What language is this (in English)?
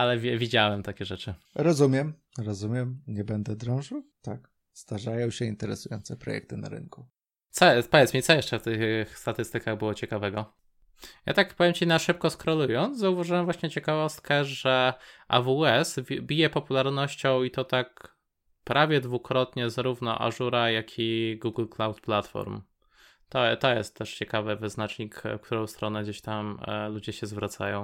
Polish